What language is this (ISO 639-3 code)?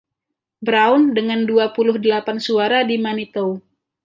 ind